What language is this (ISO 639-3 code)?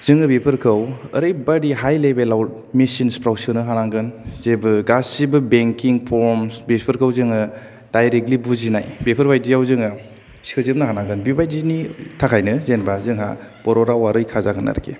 brx